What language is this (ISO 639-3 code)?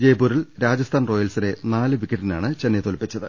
mal